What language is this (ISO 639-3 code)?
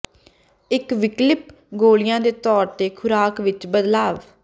pan